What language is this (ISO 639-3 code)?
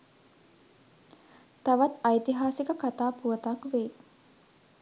sin